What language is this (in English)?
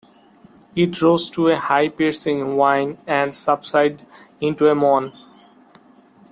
English